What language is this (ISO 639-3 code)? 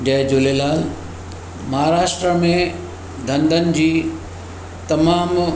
snd